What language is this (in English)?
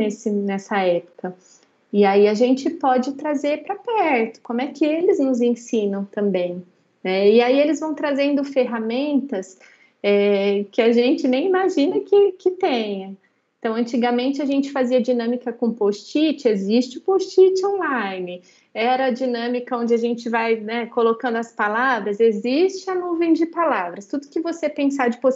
Portuguese